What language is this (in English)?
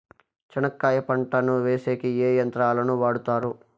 Telugu